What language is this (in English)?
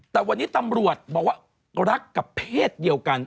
Thai